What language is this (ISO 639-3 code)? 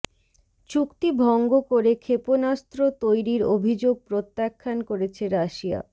ben